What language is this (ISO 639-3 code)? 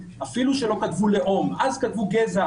heb